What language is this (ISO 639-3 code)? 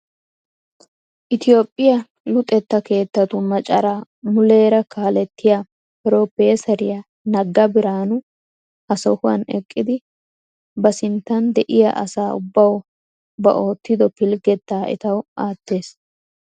wal